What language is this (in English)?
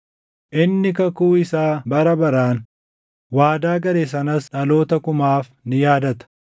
Oromo